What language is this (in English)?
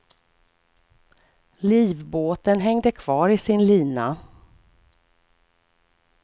Swedish